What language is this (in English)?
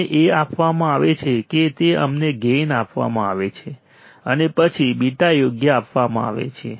Gujarati